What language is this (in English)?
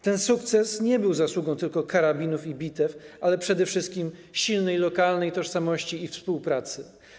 Polish